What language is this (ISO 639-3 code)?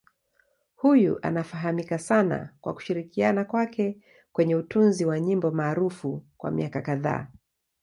swa